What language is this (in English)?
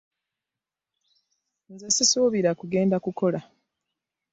Ganda